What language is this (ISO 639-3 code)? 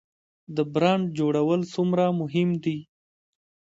pus